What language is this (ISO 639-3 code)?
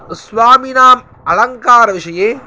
san